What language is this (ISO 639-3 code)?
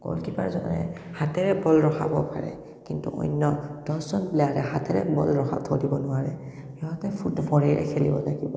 asm